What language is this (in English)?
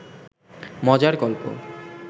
Bangla